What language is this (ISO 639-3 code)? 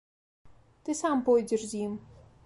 bel